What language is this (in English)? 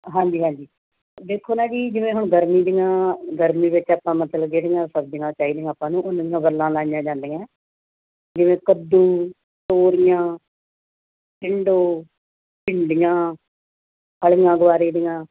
Punjabi